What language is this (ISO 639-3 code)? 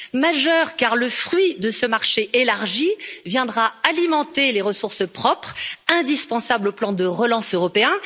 fra